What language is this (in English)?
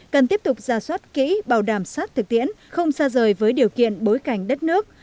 Vietnamese